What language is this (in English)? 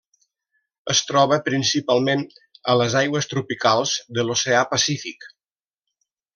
Catalan